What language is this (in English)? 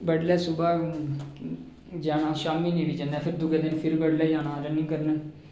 Dogri